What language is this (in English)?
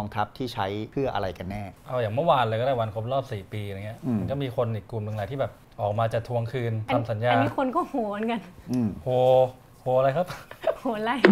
Thai